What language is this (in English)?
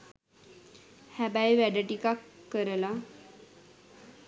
Sinhala